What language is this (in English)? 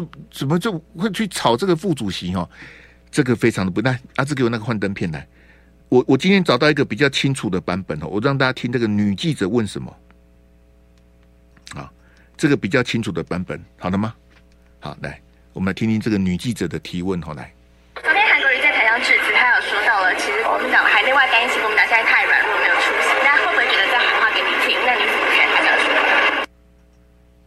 Chinese